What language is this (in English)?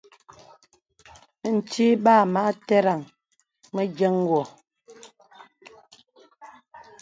Bebele